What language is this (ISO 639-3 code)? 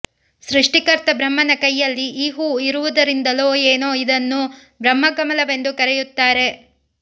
kan